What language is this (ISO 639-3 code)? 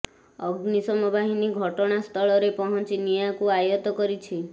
ori